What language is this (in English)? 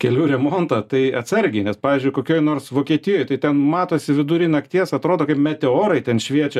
Lithuanian